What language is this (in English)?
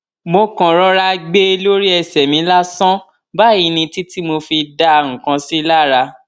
Yoruba